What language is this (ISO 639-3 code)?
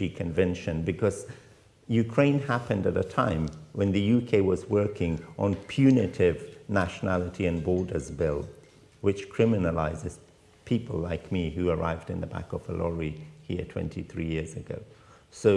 eng